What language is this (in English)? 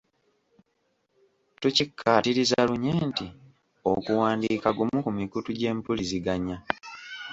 Ganda